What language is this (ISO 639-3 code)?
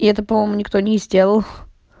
rus